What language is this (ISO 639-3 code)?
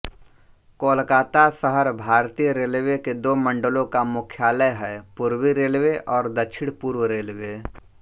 hin